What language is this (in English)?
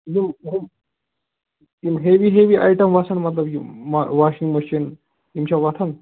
Kashmiri